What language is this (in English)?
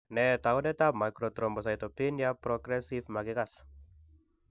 Kalenjin